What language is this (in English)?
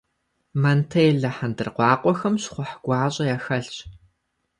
Kabardian